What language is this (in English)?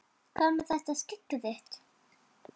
Icelandic